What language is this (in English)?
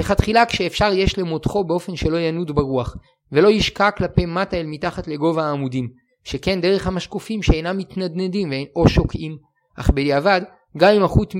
Hebrew